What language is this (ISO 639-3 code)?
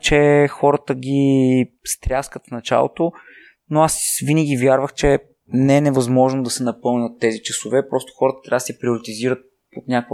bul